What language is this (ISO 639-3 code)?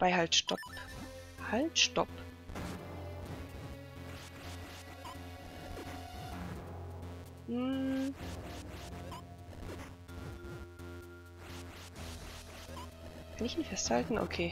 deu